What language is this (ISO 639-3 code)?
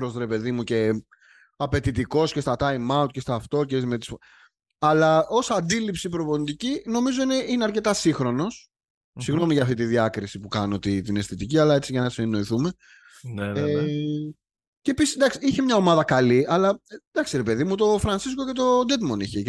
ell